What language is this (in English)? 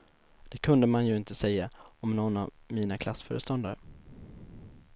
Swedish